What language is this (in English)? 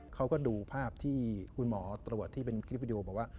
Thai